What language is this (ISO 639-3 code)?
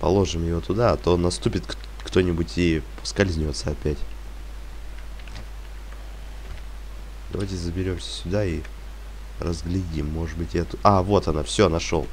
rus